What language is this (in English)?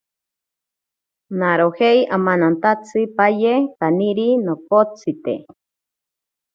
Ashéninka Perené